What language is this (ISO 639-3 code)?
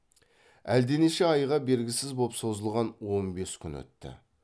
kaz